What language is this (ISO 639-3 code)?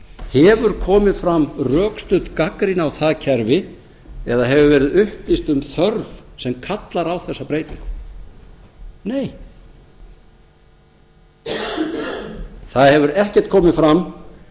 isl